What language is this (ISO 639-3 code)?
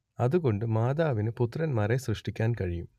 mal